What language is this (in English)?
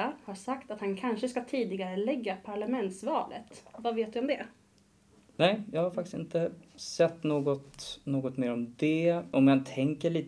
Swedish